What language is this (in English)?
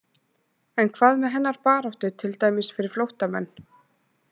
Icelandic